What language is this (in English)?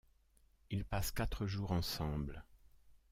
French